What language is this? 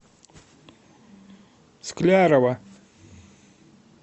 Russian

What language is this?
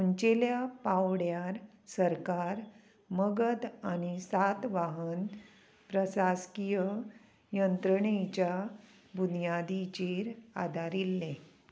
Konkani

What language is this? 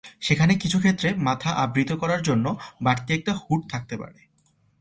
Bangla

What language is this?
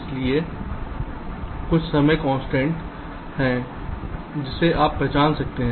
Hindi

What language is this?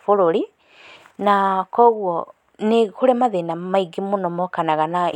Kikuyu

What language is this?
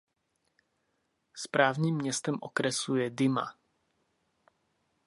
Czech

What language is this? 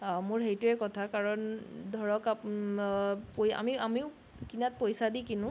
Assamese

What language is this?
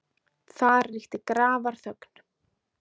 Icelandic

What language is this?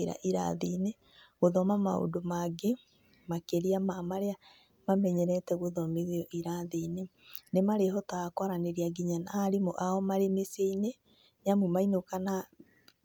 Kikuyu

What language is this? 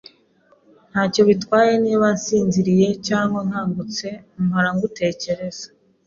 Kinyarwanda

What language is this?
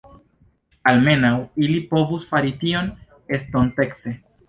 Esperanto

